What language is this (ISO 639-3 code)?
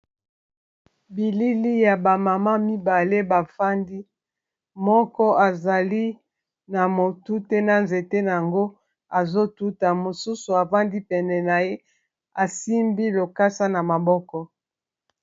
lin